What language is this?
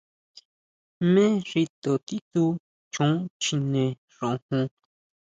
Huautla Mazatec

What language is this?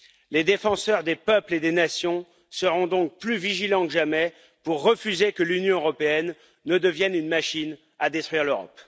French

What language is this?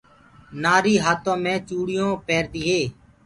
Gurgula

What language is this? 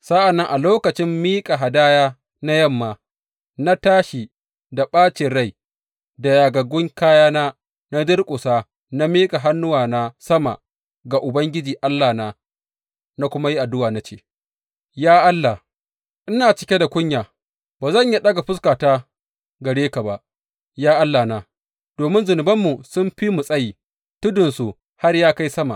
Hausa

